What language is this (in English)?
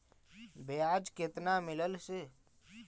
Magahi